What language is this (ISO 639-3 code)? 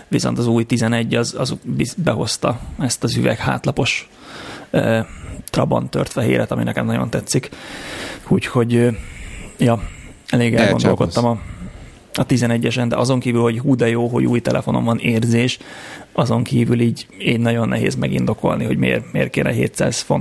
hun